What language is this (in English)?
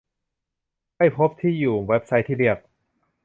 Thai